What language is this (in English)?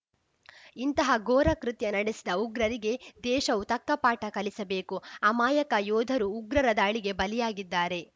Kannada